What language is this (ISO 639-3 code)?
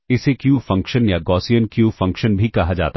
hin